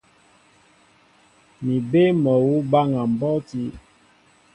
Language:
Mbo (Cameroon)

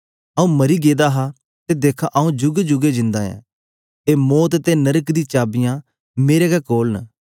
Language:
Dogri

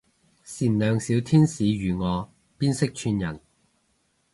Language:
Cantonese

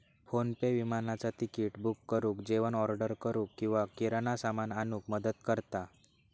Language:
Marathi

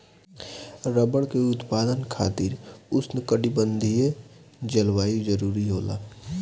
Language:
Bhojpuri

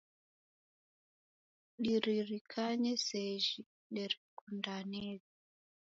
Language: Taita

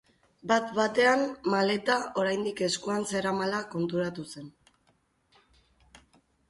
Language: Basque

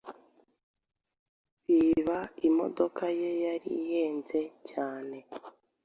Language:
Kinyarwanda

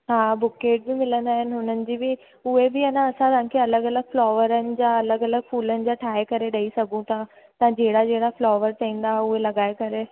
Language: Sindhi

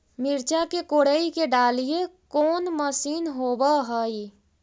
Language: Magahi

